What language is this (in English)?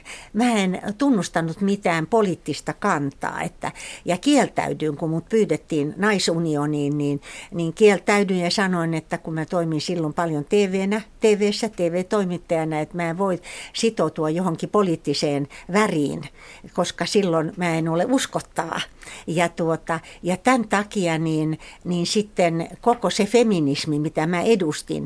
Finnish